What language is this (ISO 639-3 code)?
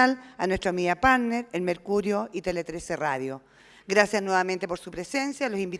spa